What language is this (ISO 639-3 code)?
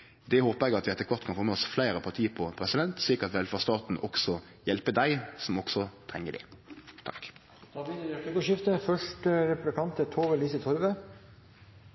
nor